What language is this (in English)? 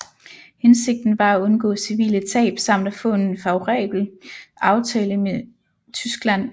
Danish